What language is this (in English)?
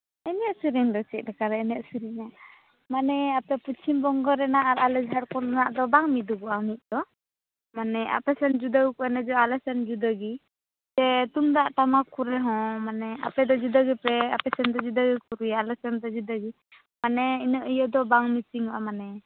Santali